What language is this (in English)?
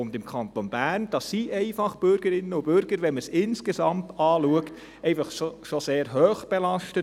Swiss German